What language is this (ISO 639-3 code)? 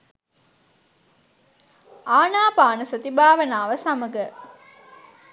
sin